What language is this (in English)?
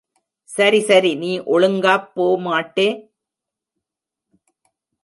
Tamil